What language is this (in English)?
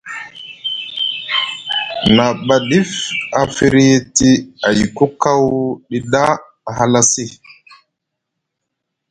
Musgu